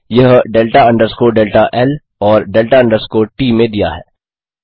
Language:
Hindi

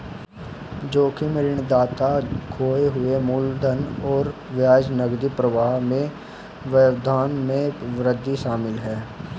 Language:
Hindi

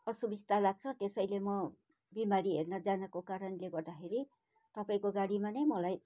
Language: Nepali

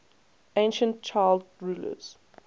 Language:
English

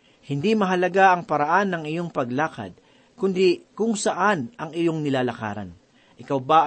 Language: Filipino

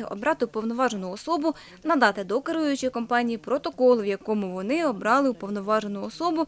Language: Ukrainian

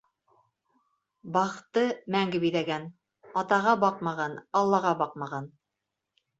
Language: Bashkir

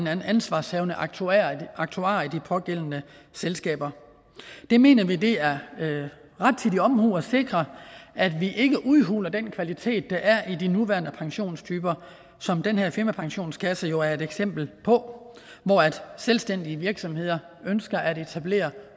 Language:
Danish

